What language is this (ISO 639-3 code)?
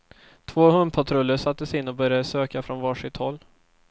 swe